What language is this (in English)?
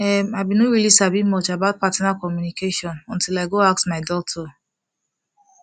Nigerian Pidgin